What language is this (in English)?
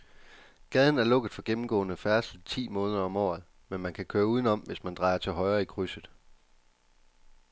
Danish